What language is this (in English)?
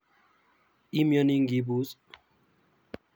Kalenjin